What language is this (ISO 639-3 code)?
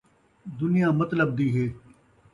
skr